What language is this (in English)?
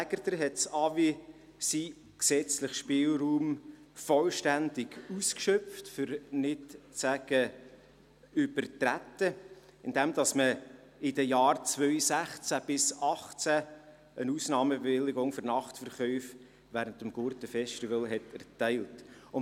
Swiss German